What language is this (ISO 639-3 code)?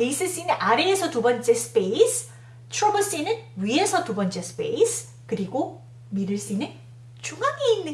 kor